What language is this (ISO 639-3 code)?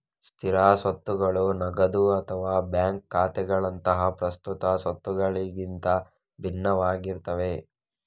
kan